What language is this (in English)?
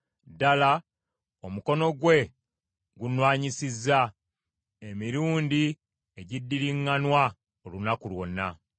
Ganda